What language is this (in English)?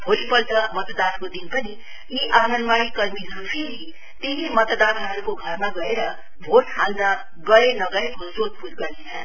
Nepali